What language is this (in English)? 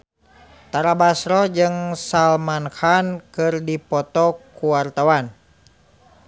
Sundanese